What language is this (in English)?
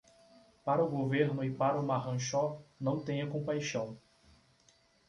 Portuguese